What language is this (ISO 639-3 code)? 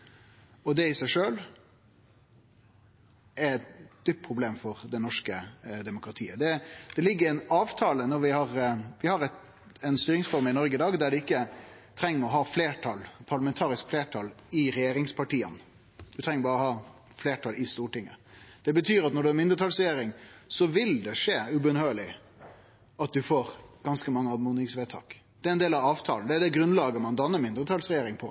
nno